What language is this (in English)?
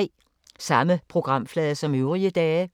Danish